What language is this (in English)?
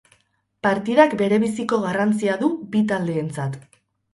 Basque